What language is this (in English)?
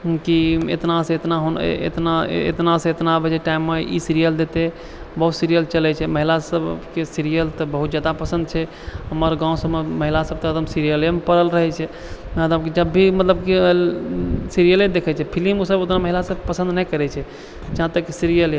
Maithili